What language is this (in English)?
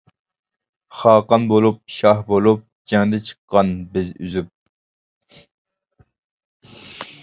Uyghur